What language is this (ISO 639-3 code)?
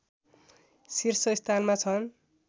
nep